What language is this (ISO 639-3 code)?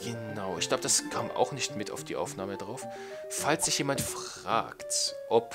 deu